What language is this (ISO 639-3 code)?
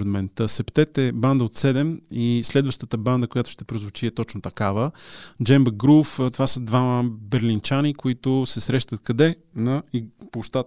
bul